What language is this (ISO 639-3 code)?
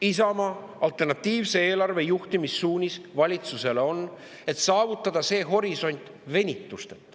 est